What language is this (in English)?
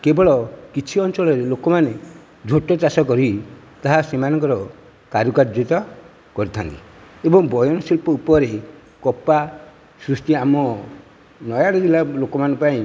Odia